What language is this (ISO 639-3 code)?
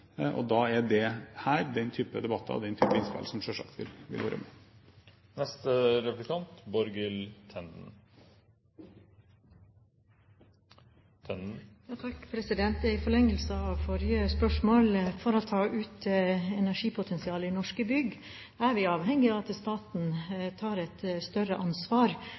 nob